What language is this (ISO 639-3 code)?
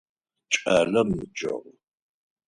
ady